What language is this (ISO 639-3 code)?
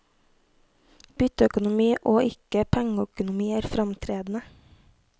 nor